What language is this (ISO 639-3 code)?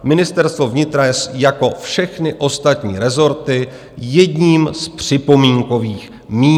ces